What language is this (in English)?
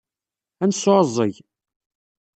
Kabyle